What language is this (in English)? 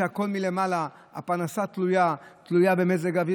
Hebrew